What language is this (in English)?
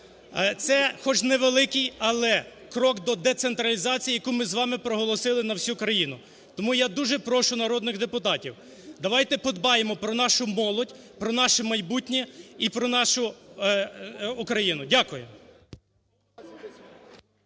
Ukrainian